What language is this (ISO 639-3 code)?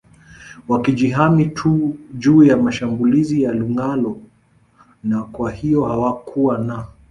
swa